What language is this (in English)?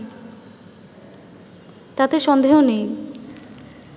Bangla